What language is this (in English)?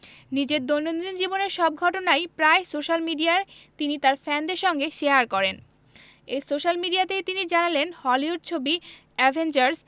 Bangla